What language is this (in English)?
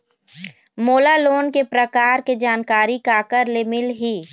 Chhattisgarhi